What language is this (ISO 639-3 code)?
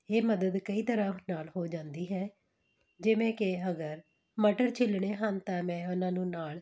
pan